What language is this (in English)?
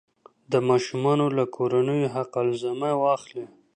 Pashto